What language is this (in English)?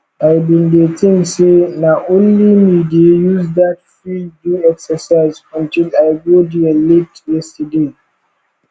Nigerian Pidgin